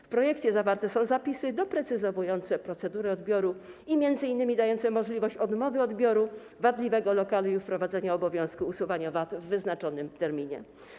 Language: Polish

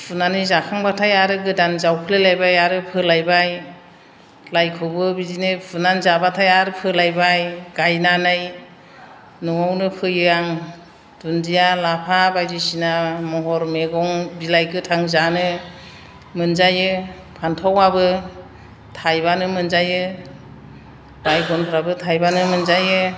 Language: Bodo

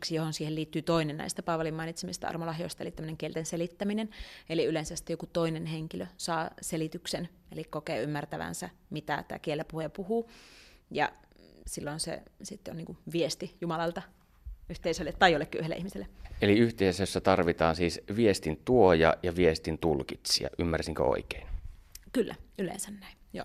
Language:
Finnish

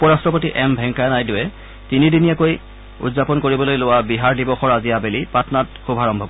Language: Assamese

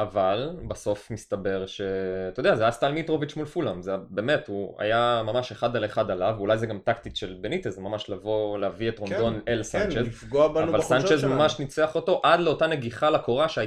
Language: Hebrew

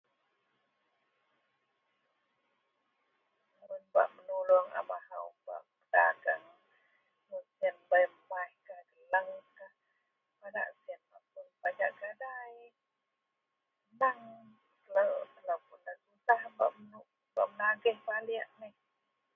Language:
Central Melanau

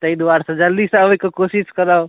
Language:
Maithili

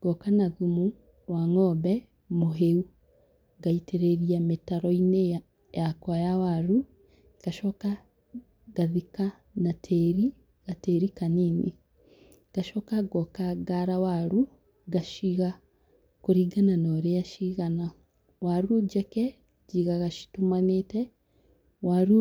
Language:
Kikuyu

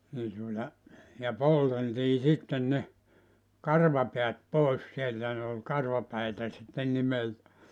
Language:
Finnish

